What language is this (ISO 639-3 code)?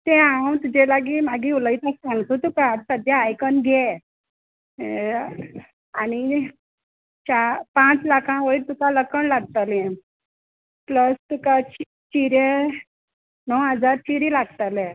kok